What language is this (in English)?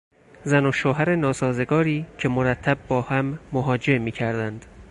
Persian